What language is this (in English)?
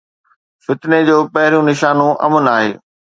Sindhi